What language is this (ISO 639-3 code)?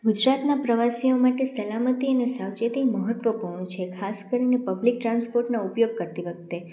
guj